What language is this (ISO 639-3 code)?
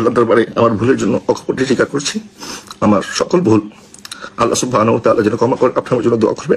ara